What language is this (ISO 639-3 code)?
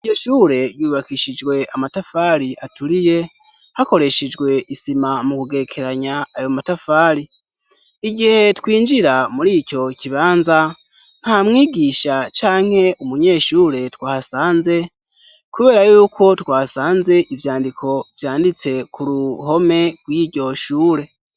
run